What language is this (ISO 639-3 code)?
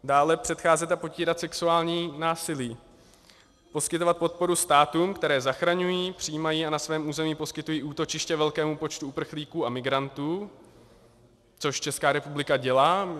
ces